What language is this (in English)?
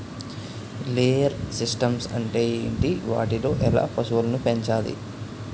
Telugu